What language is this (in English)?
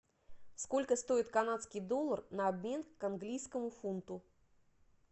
Russian